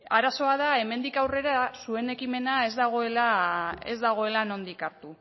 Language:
Basque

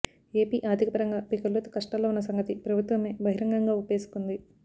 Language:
Telugu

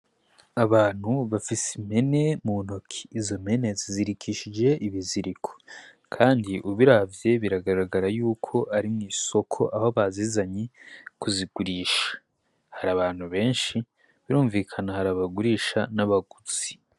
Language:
Rundi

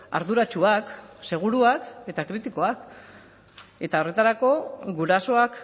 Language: Basque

